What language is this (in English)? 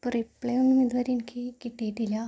Malayalam